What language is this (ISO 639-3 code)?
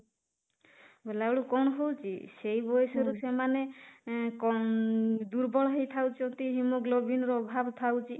ori